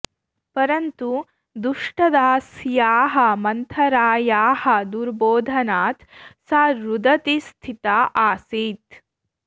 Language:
Sanskrit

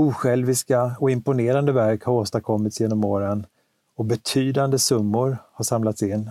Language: Swedish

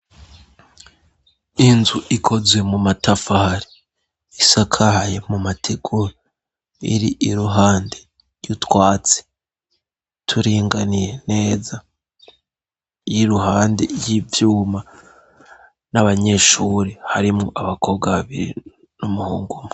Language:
Rundi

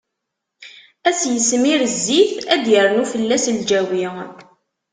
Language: Kabyle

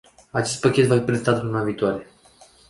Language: Romanian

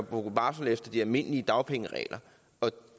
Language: Danish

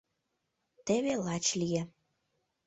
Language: Mari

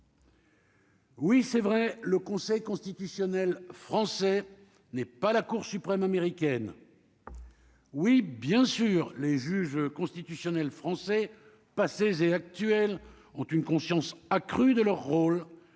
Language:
French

